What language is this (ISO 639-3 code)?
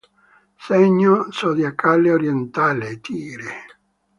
ita